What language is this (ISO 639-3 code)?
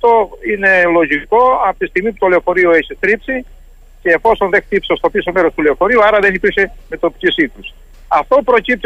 ell